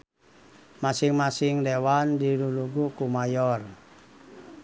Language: Sundanese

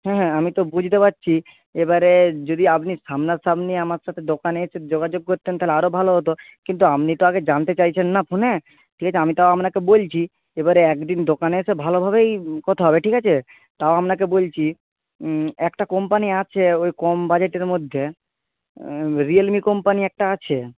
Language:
Bangla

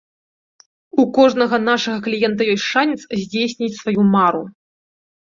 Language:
Belarusian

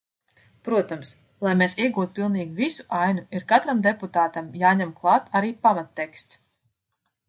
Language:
Latvian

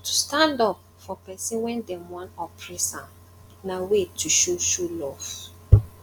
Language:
Nigerian Pidgin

